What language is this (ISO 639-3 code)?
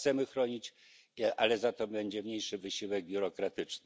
pol